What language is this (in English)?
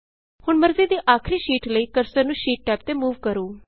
Punjabi